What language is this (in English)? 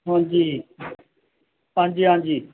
Dogri